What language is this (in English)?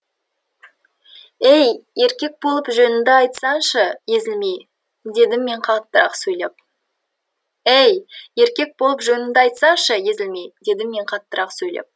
Kazakh